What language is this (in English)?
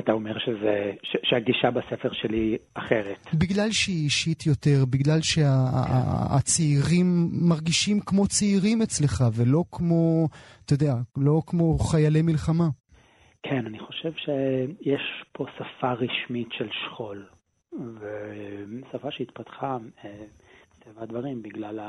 Hebrew